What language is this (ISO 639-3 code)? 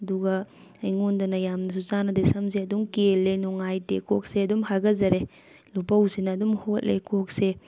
mni